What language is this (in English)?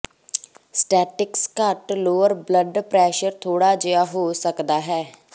Punjabi